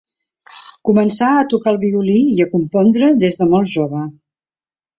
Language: Catalan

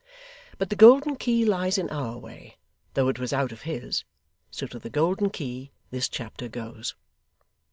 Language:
English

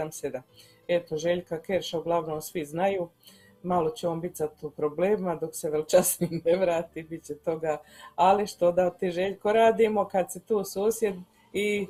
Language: Croatian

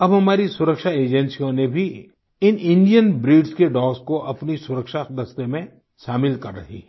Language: Hindi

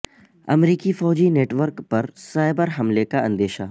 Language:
Urdu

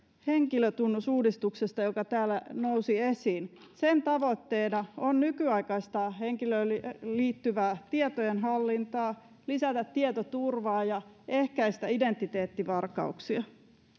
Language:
Finnish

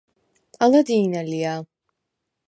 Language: Svan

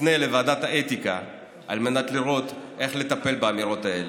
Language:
Hebrew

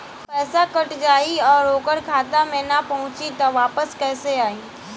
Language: Bhojpuri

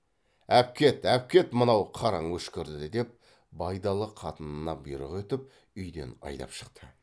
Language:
Kazakh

